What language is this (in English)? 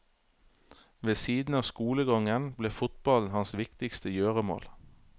Norwegian